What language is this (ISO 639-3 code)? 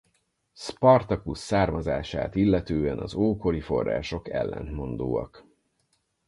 hun